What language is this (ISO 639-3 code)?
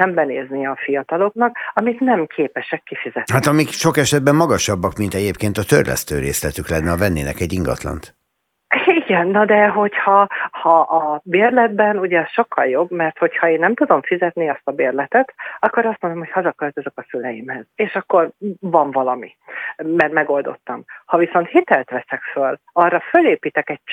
hun